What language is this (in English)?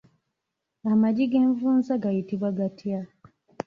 Ganda